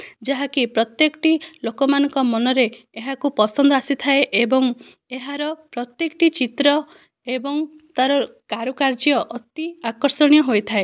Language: Odia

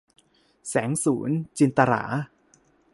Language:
Thai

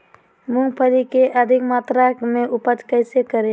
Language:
Magahi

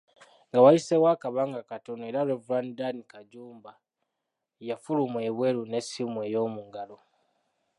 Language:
Ganda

